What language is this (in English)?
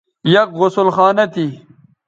Bateri